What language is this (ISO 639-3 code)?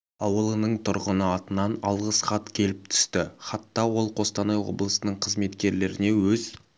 kaz